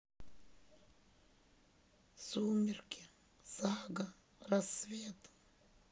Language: Russian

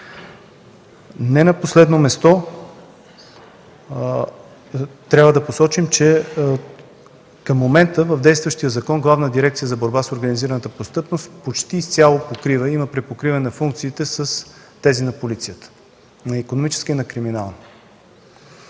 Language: Bulgarian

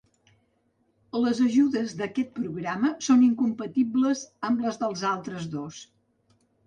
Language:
Catalan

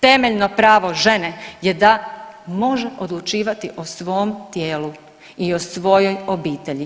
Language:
Croatian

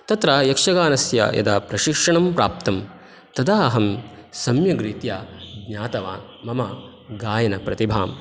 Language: Sanskrit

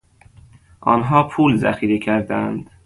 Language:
Persian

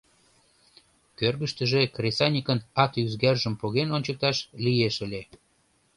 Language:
Mari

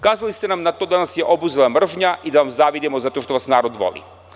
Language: Serbian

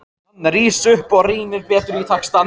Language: Icelandic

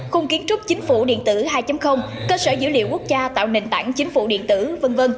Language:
Vietnamese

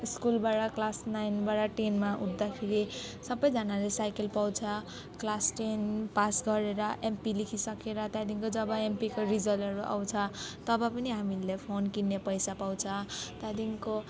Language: Nepali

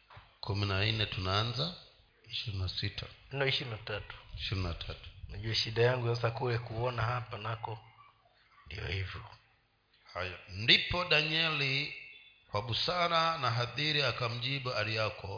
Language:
Swahili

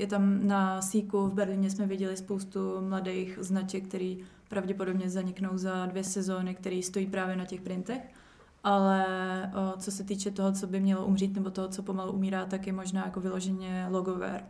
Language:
Czech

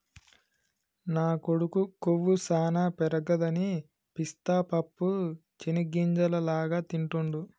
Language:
Telugu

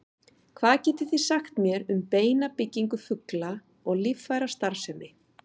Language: Icelandic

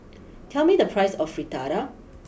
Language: English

